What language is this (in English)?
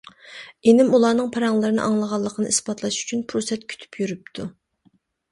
Uyghur